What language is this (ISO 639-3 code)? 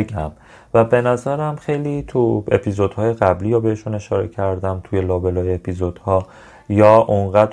fas